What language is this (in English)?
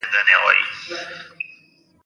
Pashto